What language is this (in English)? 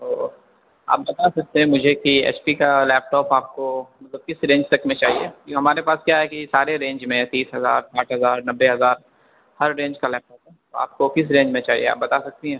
Urdu